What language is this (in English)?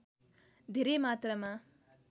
Nepali